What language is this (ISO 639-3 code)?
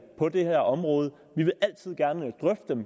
dan